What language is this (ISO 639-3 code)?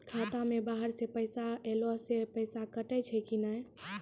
mai